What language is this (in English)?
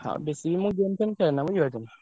Odia